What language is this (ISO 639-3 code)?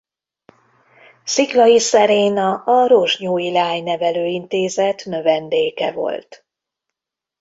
hun